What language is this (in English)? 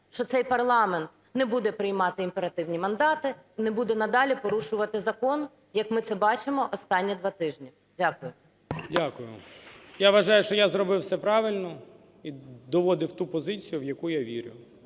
Ukrainian